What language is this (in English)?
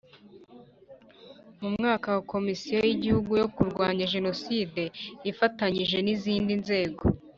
Kinyarwanda